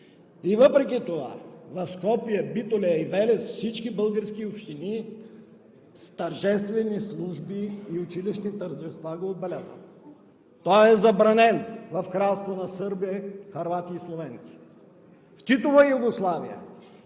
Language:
Bulgarian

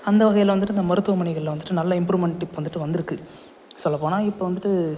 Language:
Tamil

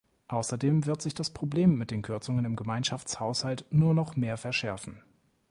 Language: German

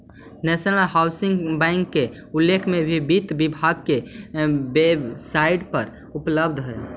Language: Magahi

